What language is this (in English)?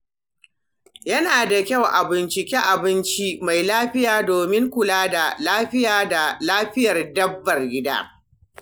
Hausa